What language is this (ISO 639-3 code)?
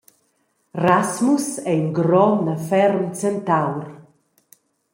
roh